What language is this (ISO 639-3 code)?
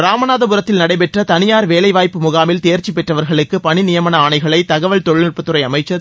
tam